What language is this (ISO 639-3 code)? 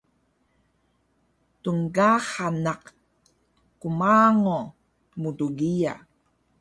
trv